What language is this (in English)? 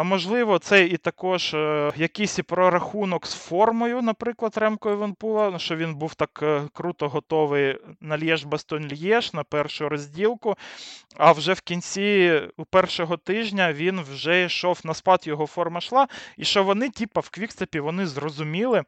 Ukrainian